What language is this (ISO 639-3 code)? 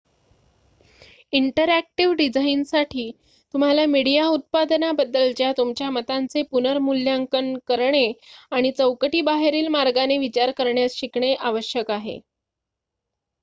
mar